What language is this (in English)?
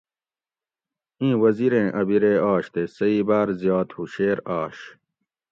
Gawri